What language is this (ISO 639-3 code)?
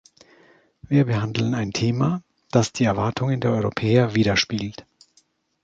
deu